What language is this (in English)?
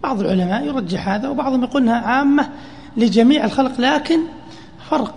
Arabic